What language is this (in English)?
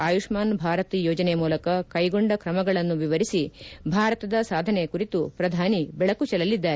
Kannada